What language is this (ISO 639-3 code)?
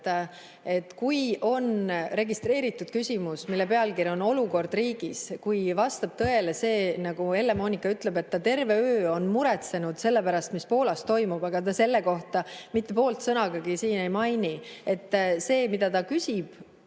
est